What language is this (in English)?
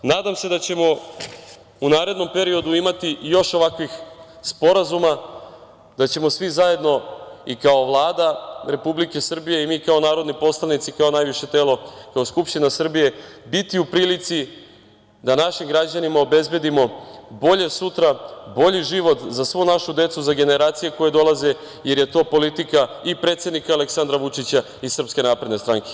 Serbian